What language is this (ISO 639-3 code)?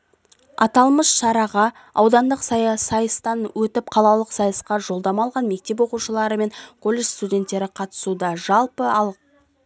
kaz